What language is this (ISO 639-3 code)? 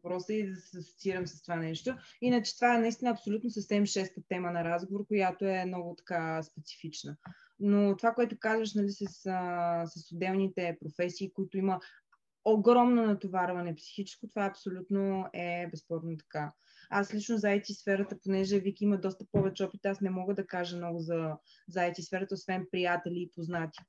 bul